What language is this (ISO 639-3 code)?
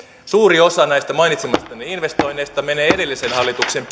fin